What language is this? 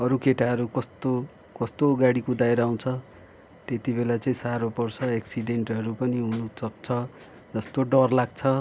Nepali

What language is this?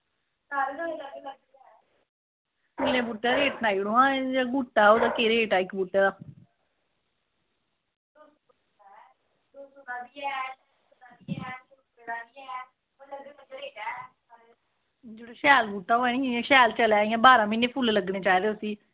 Dogri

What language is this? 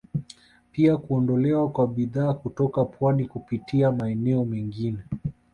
Swahili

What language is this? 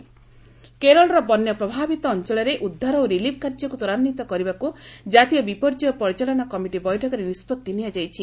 Odia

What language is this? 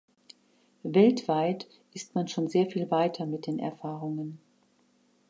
German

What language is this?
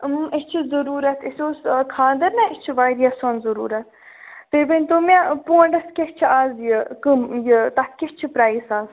Kashmiri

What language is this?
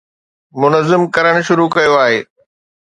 Sindhi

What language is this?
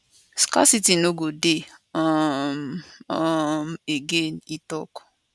Nigerian Pidgin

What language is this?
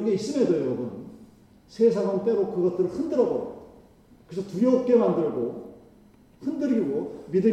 Korean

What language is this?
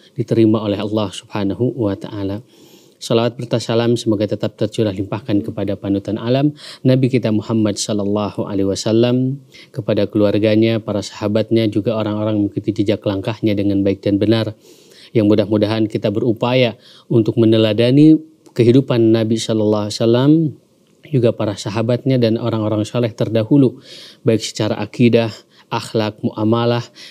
Indonesian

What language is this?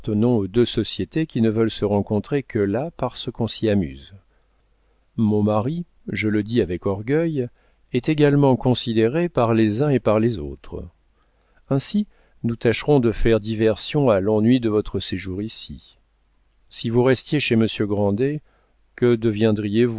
French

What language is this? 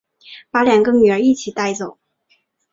Chinese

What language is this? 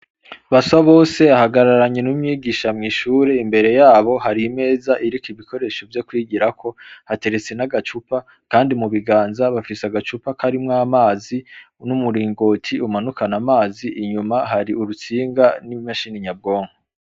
Rundi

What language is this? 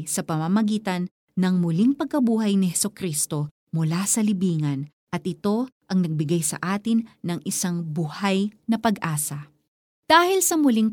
Filipino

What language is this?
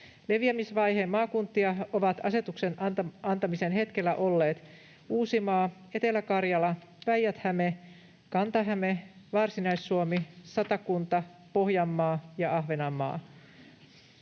Finnish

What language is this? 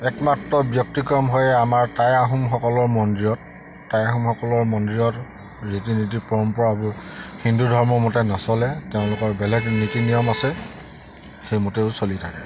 Assamese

